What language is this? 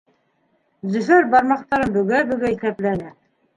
Bashkir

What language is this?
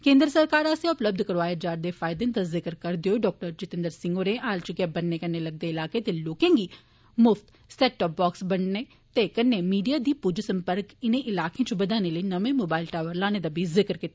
Dogri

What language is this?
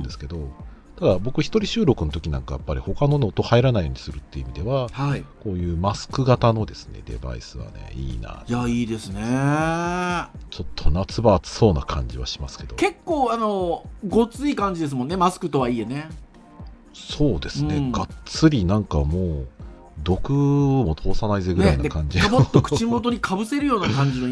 Japanese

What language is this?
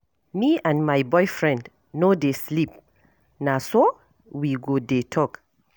Nigerian Pidgin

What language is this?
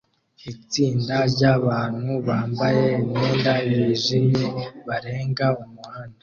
Kinyarwanda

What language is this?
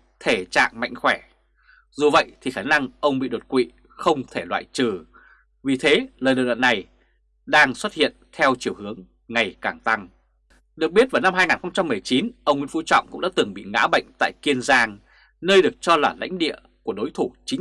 Vietnamese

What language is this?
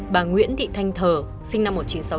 Vietnamese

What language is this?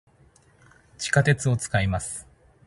Japanese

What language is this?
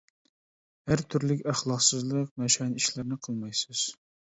Uyghur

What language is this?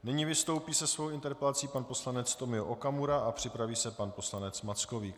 Czech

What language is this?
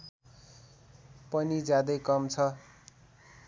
Nepali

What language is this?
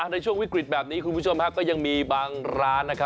Thai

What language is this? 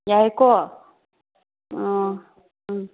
Manipuri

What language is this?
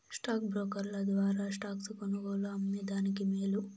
Telugu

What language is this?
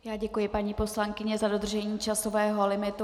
Czech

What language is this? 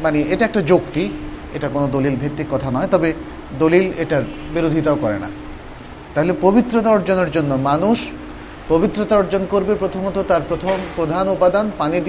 Bangla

